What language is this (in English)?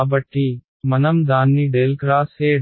Telugu